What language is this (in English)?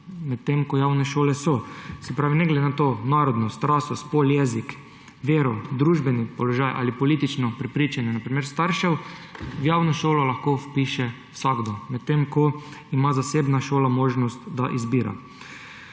Slovenian